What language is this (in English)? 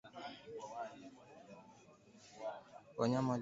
Swahili